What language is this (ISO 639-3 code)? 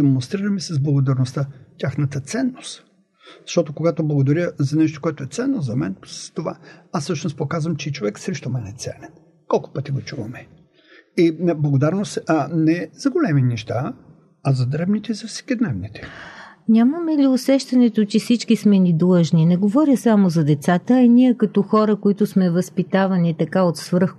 bul